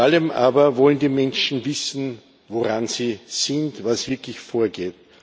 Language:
German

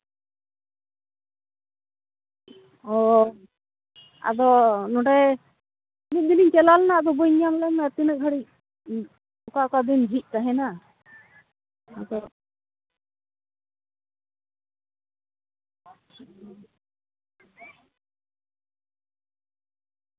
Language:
Santali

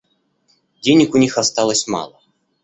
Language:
Russian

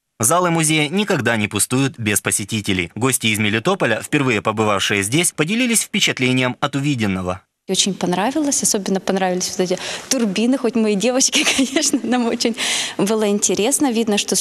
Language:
Russian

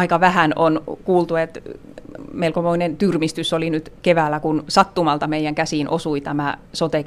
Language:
Finnish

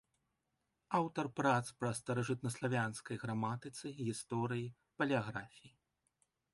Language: Belarusian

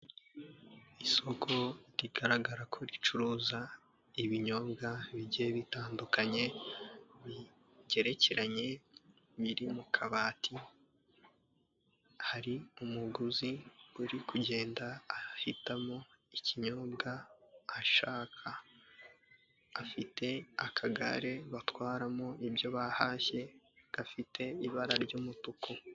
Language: Kinyarwanda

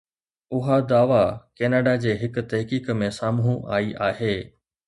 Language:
Sindhi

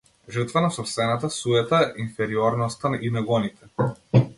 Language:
Macedonian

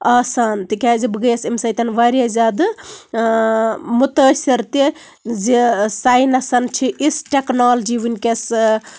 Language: Kashmiri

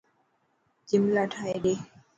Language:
Dhatki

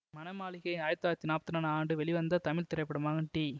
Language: Tamil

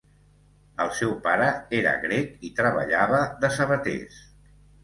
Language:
Catalan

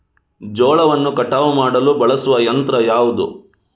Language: Kannada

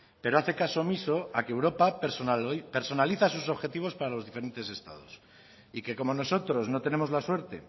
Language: Spanish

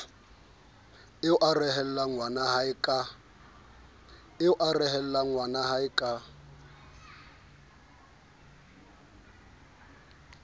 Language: Southern Sotho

